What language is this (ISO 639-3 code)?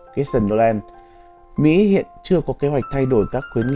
vie